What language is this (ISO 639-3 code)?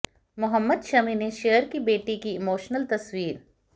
hin